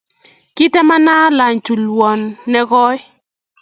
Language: Kalenjin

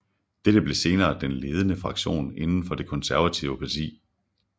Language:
Danish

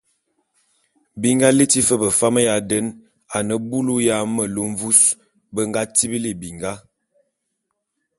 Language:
Bulu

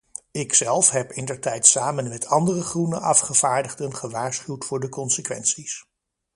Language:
Dutch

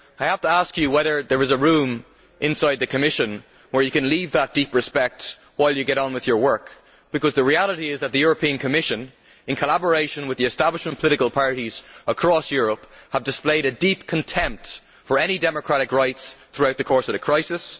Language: English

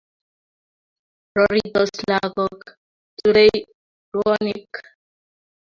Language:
Kalenjin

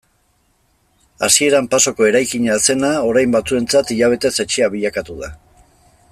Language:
Basque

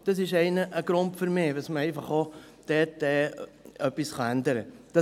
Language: Swiss German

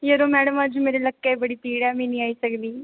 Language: Dogri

